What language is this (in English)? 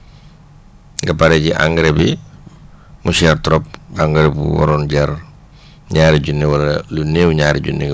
Wolof